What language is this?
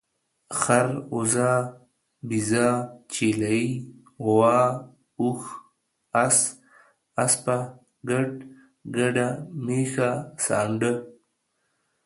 Pashto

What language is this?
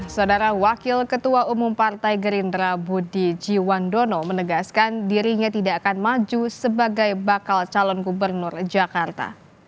Indonesian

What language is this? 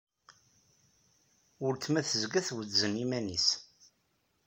Kabyle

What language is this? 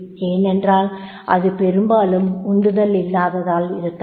Tamil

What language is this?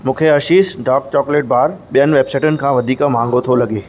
Sindhi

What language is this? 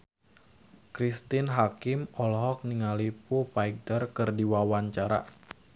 Sundanese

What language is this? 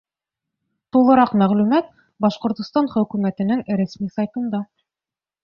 Bashkir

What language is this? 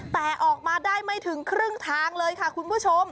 Thai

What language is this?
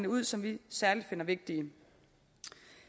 Danish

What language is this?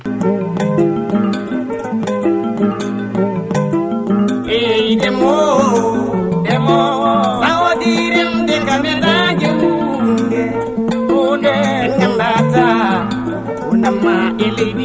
Fula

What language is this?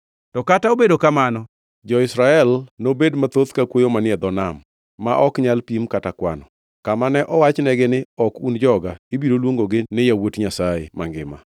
Luo (Kenya and Tanzania)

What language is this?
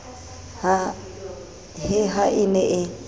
Southern Sotho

